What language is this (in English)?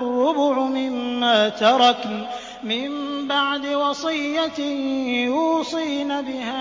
Arabic